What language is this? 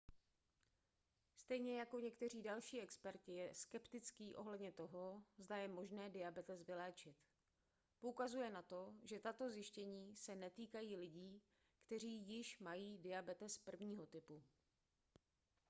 Czech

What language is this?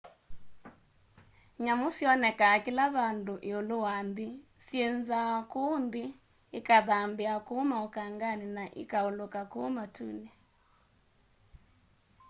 Kamba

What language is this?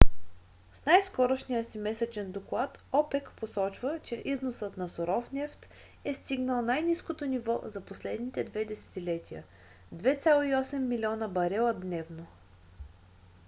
Bulgarian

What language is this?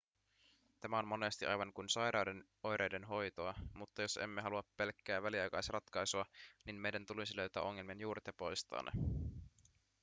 Finnish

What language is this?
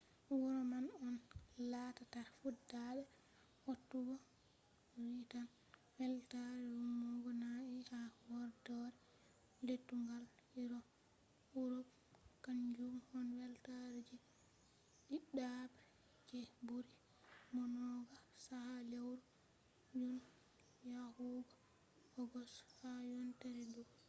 Fula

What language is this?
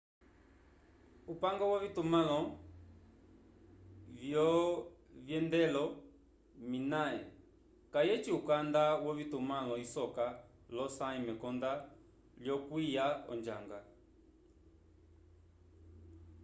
Umbundu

